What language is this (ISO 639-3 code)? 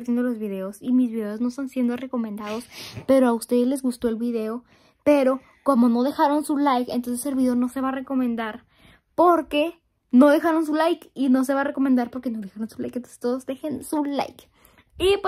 spa